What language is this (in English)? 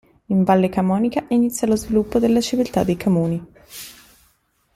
Italian